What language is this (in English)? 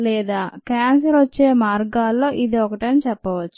Telugu